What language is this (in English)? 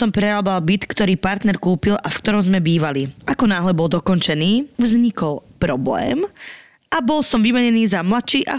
Slovak